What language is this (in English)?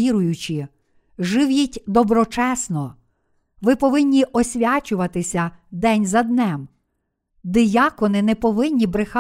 Ukrainian